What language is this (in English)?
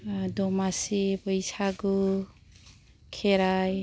Bodo